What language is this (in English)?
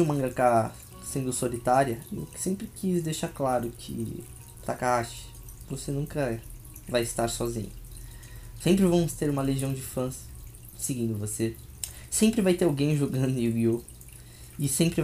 Portuguese